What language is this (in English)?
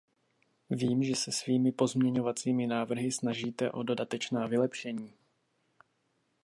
Czech